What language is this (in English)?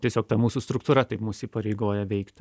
Lithuanian